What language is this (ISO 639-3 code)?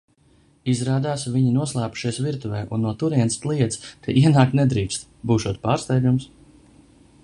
lav